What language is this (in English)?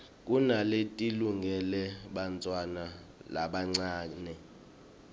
Swati